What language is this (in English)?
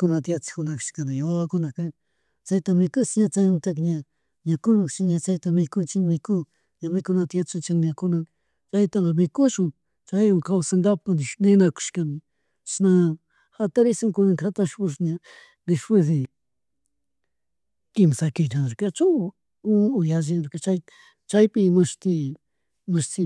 Chimborazo Highland Quichua